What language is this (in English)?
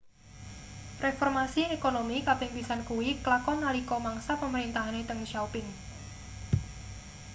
Javanese